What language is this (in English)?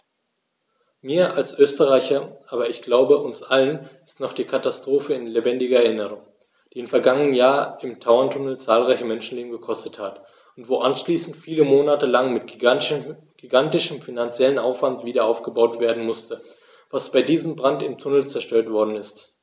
German